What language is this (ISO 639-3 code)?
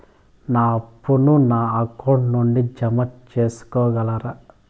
tel